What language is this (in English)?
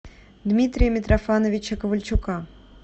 Russian